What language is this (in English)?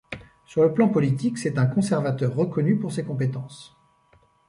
French